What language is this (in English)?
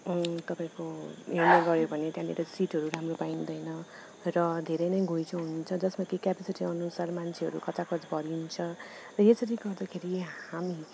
Nepali